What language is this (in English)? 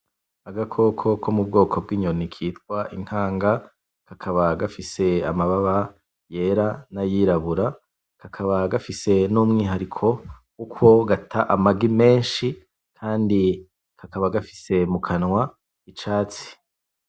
Rundi